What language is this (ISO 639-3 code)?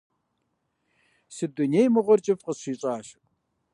kbd